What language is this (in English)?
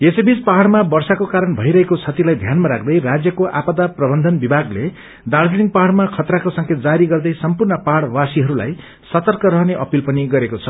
Nepali